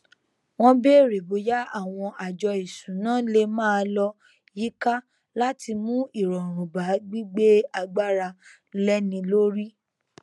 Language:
Yoruba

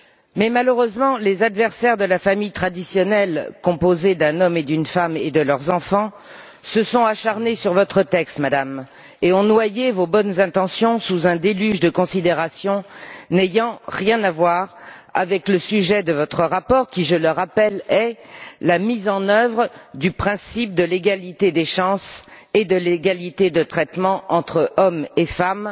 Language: French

